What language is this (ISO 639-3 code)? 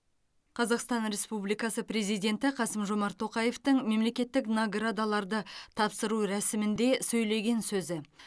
kaz